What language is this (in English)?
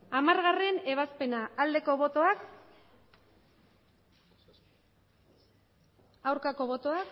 Basque